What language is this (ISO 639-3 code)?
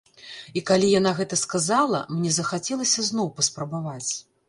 bel